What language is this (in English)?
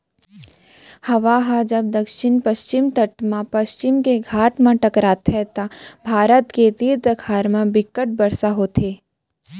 Chhattisgarhi